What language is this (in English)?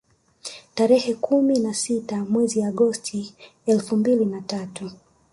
Swahili